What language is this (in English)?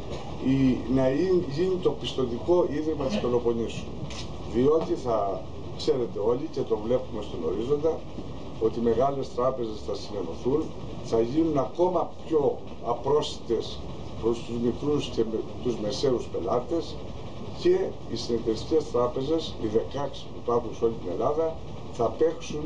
Greek